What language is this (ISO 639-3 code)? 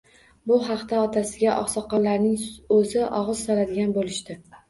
uzb